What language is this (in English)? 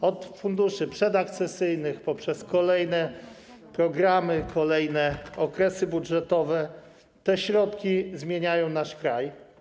Polish